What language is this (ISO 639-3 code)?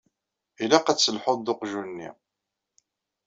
kab